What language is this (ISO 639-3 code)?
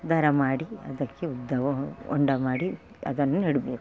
kan